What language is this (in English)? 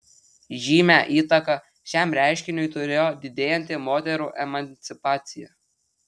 Lithuanian